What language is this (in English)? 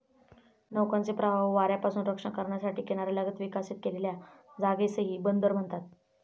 Marathi